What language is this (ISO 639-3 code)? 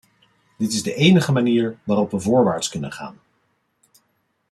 nld